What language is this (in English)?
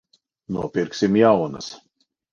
Latvian